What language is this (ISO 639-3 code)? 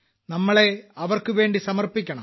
mal